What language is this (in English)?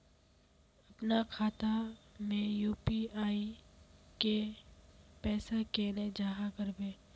Magahi